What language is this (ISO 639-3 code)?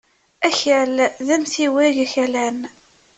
kab